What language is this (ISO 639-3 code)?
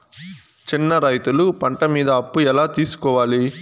tel